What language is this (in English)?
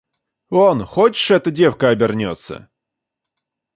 Russian